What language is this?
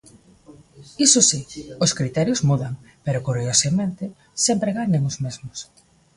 Galician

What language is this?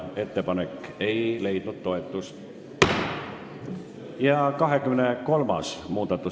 Estonian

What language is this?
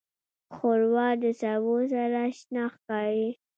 Pashto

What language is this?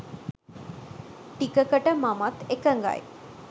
Sinhala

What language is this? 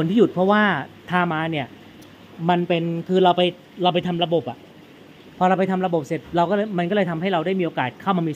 Thai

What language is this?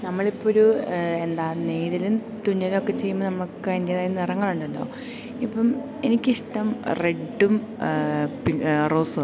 Malayalam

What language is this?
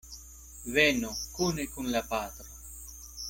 Esperanto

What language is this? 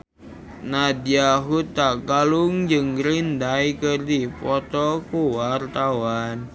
Sundanese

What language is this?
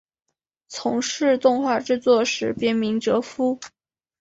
Chinese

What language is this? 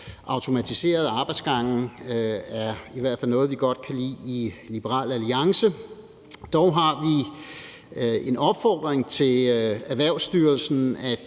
Danish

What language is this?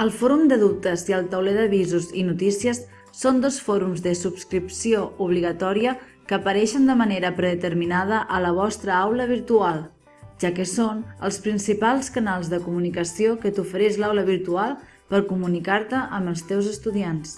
Catalan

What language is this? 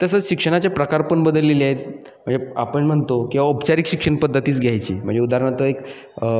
Marathi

